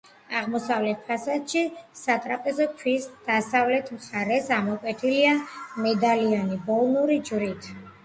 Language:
Georgian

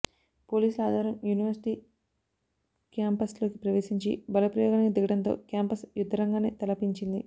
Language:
Telugu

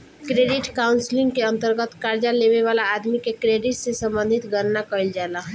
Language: Bhojpuri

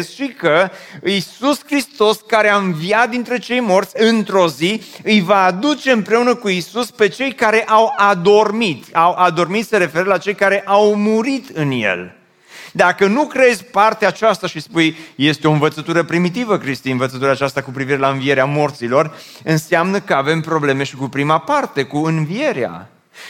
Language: Romanian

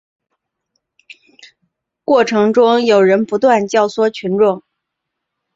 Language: Chinese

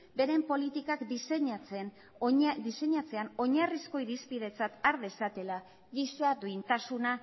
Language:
Basque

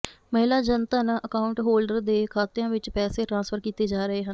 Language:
Punjabi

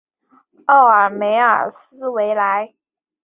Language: Chinese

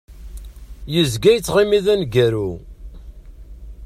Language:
Kabyle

